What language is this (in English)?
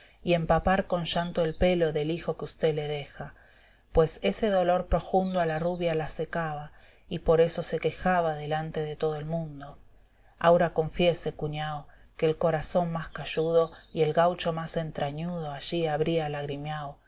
Spanish